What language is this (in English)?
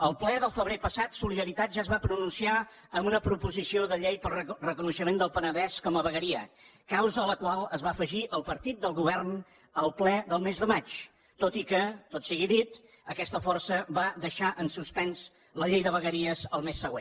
Catalan